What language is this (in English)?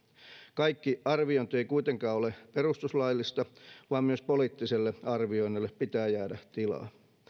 Finnish